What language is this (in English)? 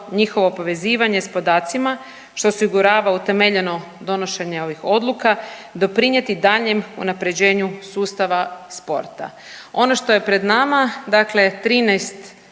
Croatian